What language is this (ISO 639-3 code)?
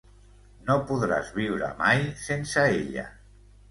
cat